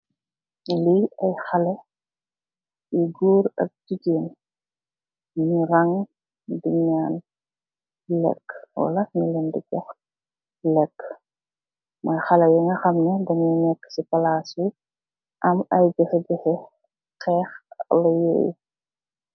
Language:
Wolof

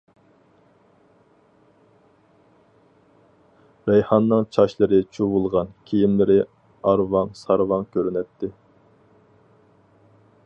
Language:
Uyghur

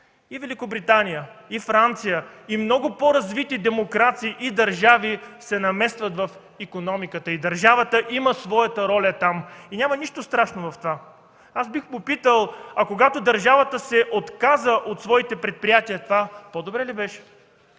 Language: Bulgarian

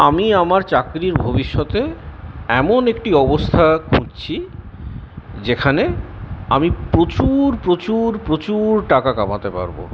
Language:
Bangla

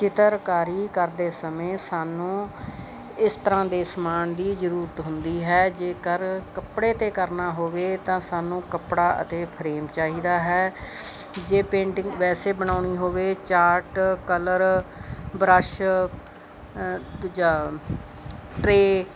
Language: Punjabi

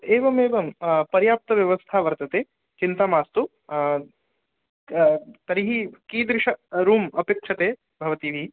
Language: Sanskrit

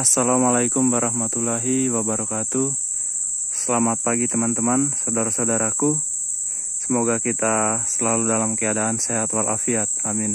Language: Indonesian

